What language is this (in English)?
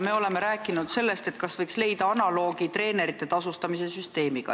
Estonian